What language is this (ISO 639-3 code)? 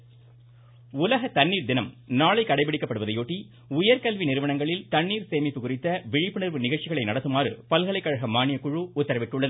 tam